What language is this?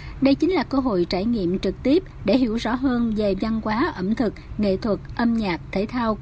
Vietnamese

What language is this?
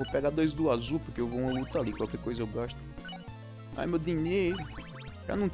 Portuguese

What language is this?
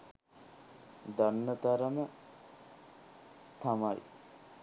Sinhala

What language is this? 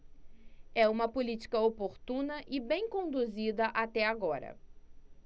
Portuguese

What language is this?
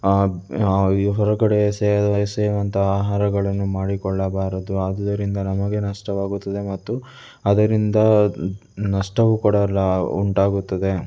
Kannada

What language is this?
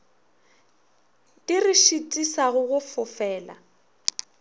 Northern Sotho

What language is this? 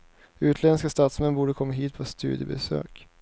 Swedish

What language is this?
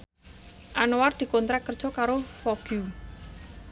Javanese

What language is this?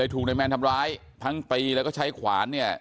Thai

